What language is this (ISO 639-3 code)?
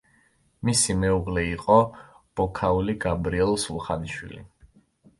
kat